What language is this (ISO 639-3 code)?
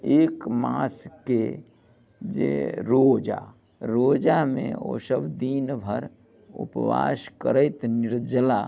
mai